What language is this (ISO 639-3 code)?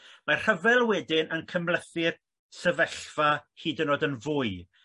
cym